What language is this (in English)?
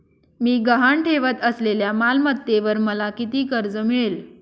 Marathi